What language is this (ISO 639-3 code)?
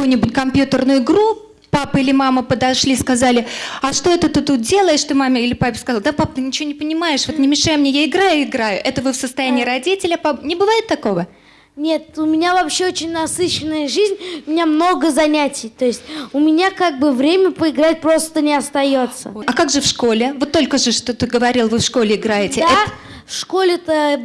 rus